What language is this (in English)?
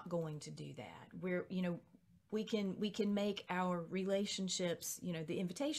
English